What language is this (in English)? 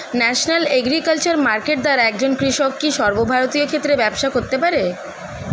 Bangla